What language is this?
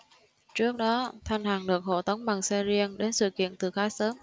Vietnamese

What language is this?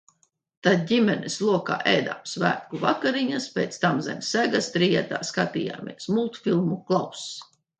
Latvian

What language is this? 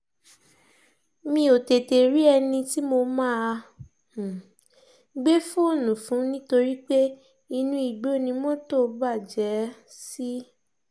Yoruba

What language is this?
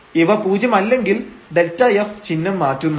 Malayalam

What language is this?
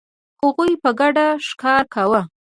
Pashto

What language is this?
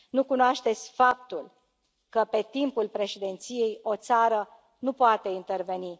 Romanian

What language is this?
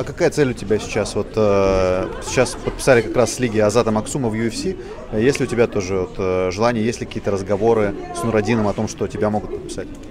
Russian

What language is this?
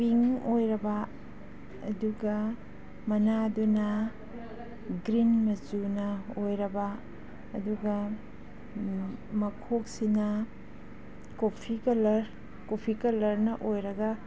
Manipuri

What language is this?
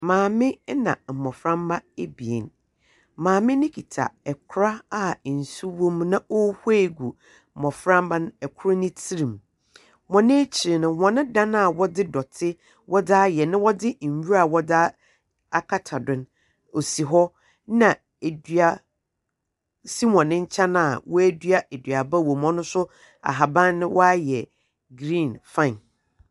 Akan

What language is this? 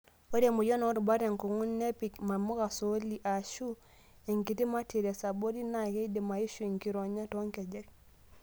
Masai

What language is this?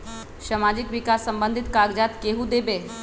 Magahi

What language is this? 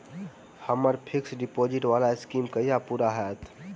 Maithili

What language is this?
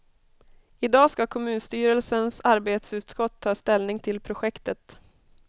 Swedish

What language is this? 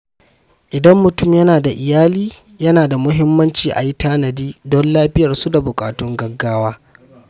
Hausa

